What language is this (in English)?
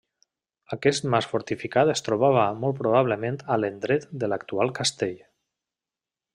Catalan